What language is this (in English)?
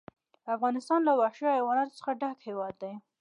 Pashto